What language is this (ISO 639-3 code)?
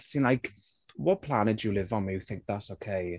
cym